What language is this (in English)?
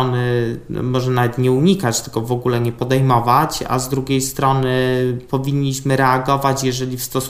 Polish